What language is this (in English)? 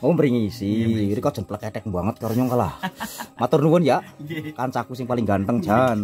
Indonesian